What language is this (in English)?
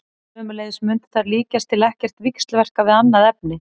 Icelandic